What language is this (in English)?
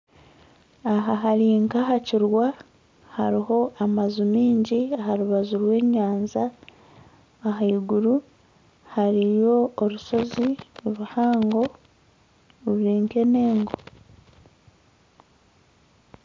Nyankole